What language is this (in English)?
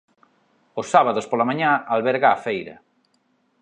Galician